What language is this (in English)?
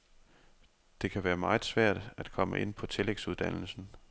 Danish